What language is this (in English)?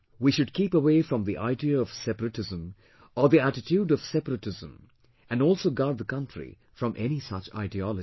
English